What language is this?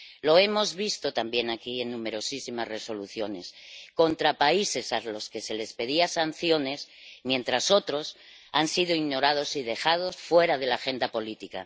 Spanish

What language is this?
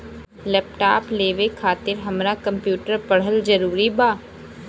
Bhojpuri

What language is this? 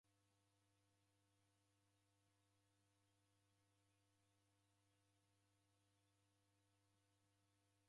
Taita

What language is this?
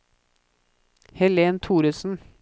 Norwegian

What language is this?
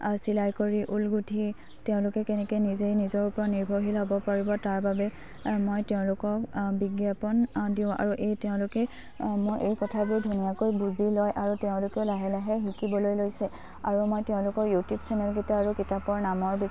Assamese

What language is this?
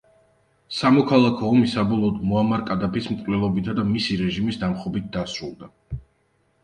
Georgian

